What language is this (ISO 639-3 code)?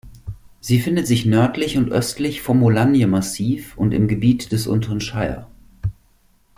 deu